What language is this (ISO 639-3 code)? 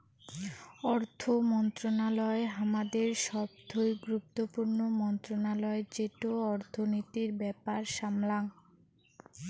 ben